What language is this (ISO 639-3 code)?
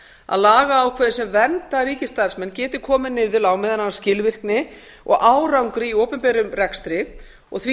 isl